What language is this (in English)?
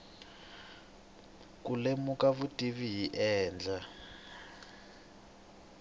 Tsonga